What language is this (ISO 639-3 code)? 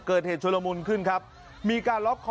tha